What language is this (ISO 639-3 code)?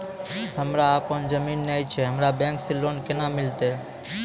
mai